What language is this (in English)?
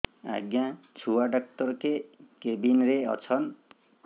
Odia